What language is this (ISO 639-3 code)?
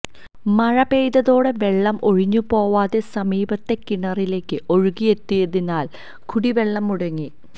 mal